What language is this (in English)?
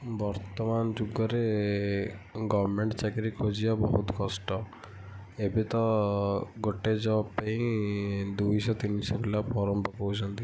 Odia